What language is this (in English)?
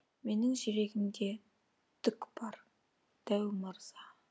Kazakh